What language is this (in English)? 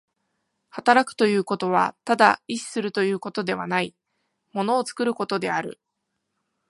Japanese